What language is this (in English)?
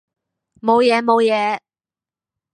Cantonese